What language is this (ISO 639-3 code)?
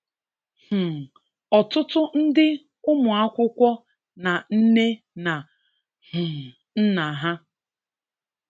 ibo